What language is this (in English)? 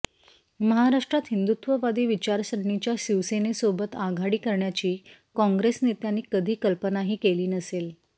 Marathi